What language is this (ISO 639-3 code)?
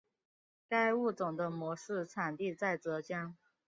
zho